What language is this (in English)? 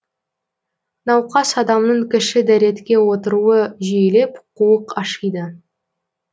Kazakh